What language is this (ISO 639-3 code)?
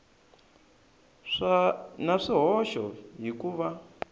tso